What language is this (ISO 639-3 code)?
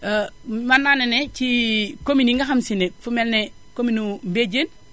wol